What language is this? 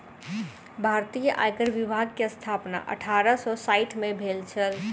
Maithili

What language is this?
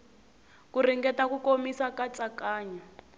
Tsonga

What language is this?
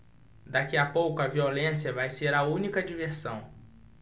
Portuguese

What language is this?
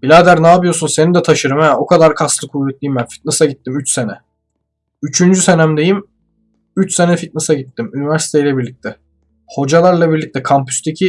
Turkish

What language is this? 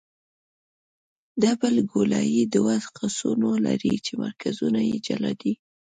Pashto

